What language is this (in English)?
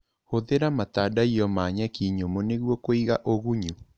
Kikuyu